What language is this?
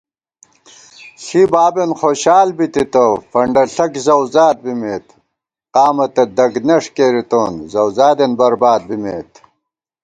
Gawar-Bati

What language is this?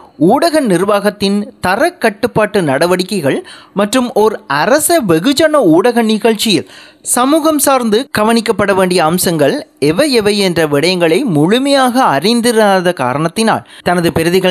Tamil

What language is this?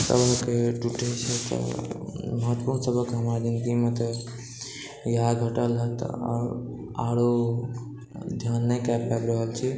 Maithili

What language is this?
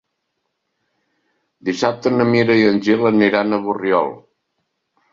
Catalan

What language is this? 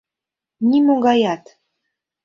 Mari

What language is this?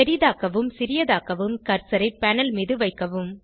Tamil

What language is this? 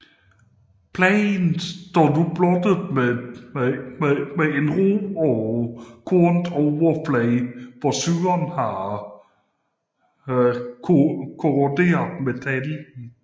Danish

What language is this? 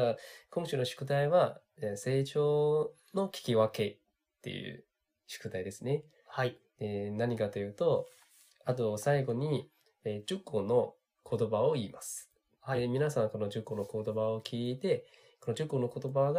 Japanese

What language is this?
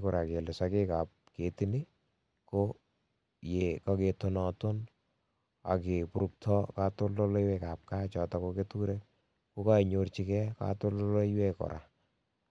Kalenjin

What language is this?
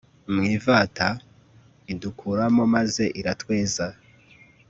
Kinyarwanda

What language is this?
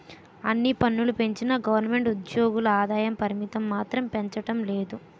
Telugu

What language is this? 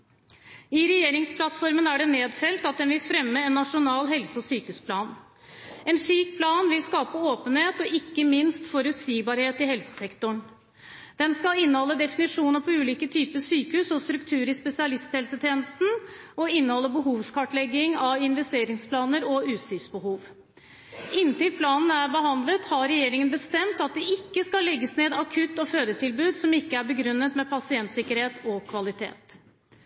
Norwegian Bokmål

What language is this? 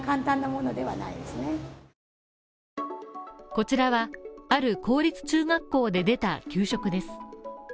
Japanese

